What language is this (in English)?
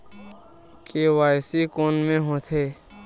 Chhattisgarhi